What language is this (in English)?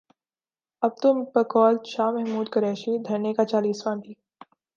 Urdu